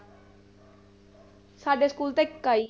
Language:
Punjabi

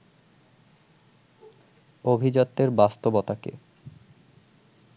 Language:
Bangla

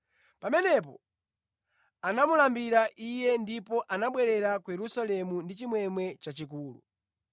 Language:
Nyanja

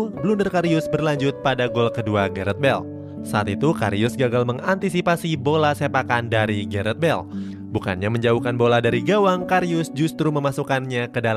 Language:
Indonesian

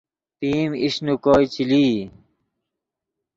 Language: Yidgha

